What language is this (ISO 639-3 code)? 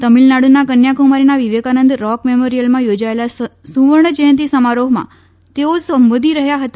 guj